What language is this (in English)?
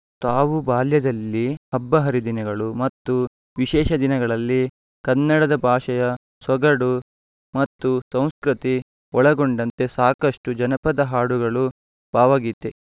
Kannada